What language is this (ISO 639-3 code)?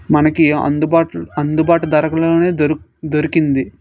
tel